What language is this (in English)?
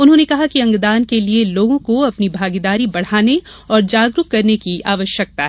Hindi